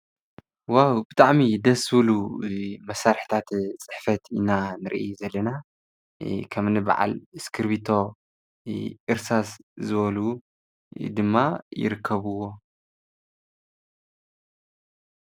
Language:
Tigrinya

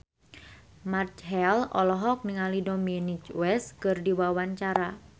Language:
Sundanese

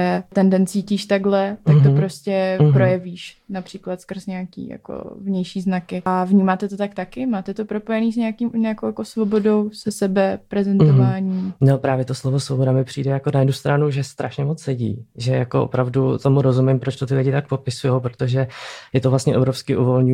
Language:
Czech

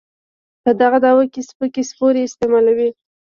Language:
Pashto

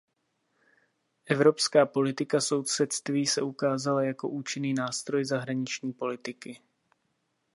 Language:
Czech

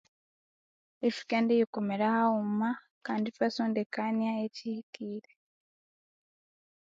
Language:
Konzo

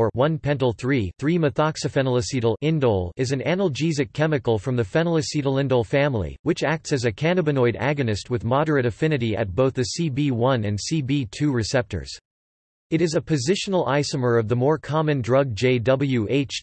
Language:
English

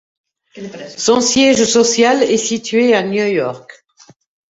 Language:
French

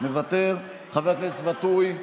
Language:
Hebrew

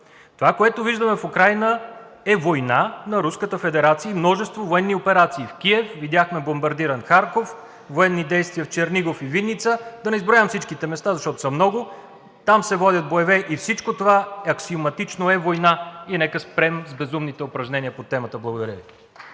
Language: Bulgarian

